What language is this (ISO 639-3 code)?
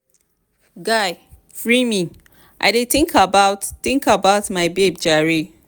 pcm